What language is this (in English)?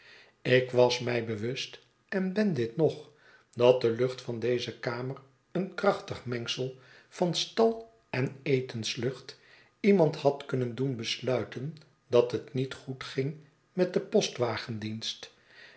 Dutch